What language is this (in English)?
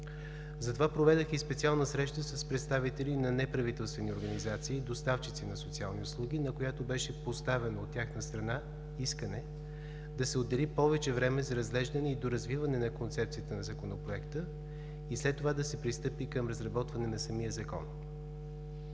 Bulgarian